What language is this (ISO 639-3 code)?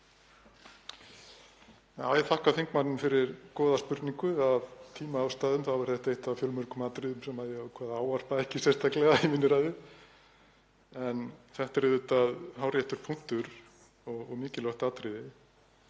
isl